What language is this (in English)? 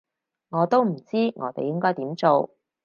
Cantonese